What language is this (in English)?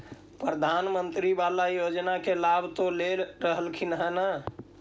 Magahi